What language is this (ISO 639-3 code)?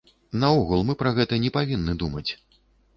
bel